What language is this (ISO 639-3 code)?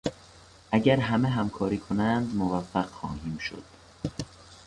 fas